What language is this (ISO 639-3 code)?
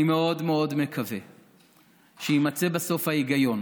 heb